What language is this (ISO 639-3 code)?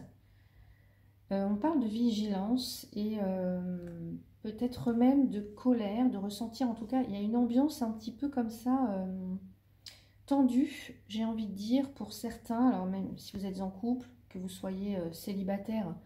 fra